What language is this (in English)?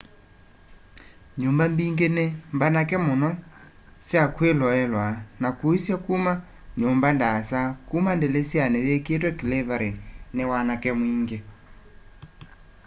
Kamba